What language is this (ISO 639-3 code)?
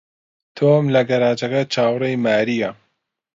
ckb